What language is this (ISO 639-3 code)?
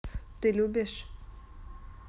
rus